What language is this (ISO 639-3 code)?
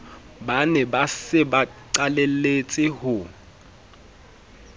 sot